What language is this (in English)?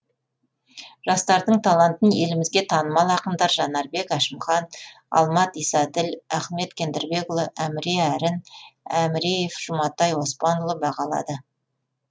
Kazakh